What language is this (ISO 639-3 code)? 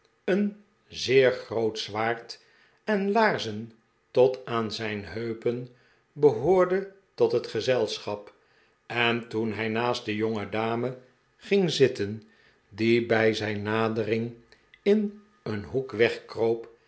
nld